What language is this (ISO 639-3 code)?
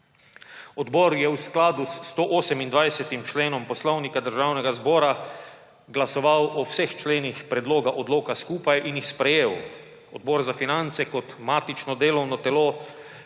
slv